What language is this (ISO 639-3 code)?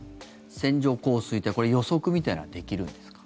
jpn